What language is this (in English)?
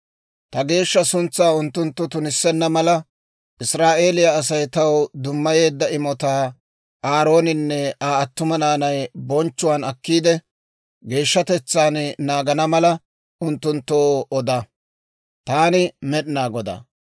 Dawro